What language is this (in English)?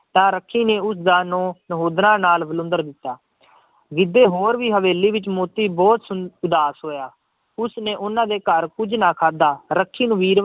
Punjabi